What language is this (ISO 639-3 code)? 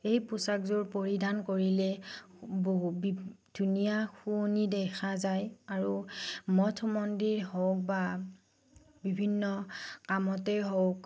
asm